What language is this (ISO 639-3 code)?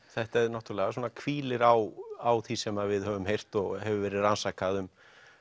isl